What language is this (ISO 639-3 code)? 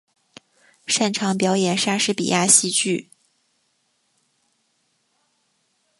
zho